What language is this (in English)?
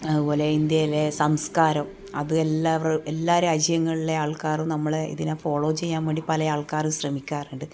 Malayalam